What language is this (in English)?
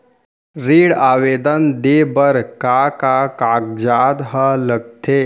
Chhattisgarhi